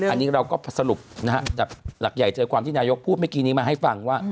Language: Thai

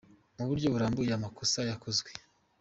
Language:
Kinyarwanda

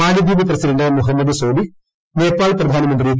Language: Malayalam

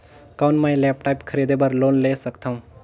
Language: Chhattisgarhi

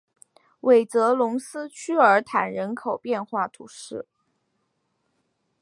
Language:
Chinese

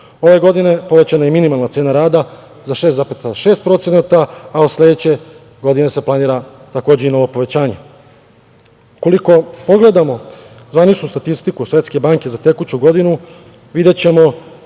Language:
Serbian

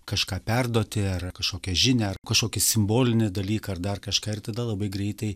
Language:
Lithuanian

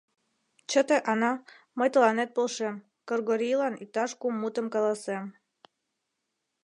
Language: Mari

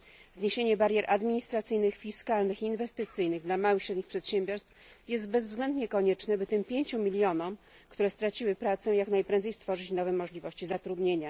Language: Polish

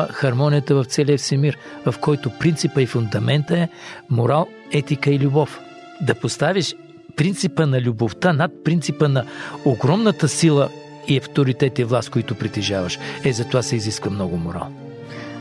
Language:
Bulgarian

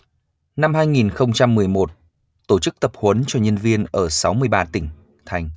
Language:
Vietnamese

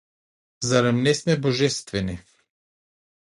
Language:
Macedonian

